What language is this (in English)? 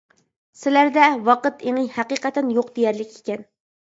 Uyghur